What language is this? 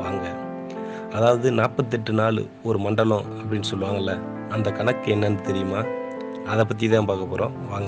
Romanian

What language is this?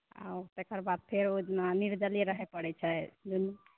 Maithili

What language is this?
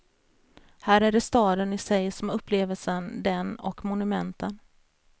Swedish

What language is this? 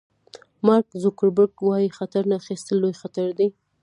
Pashto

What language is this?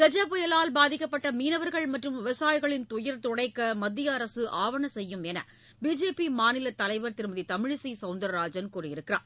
Tamil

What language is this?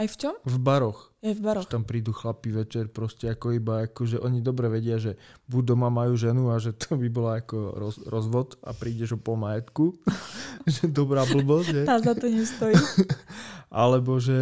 Slovak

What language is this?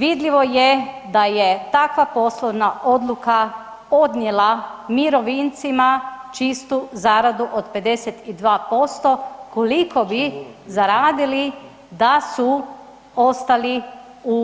Croatian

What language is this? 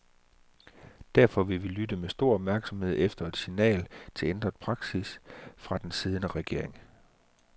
Danish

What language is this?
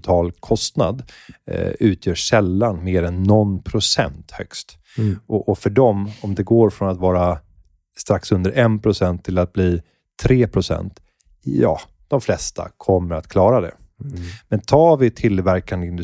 Swedish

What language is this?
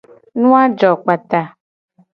Gen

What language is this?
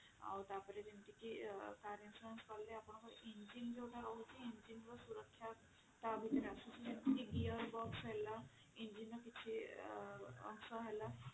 Odia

